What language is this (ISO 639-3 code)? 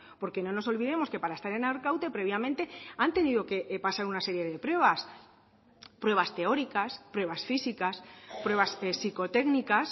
spa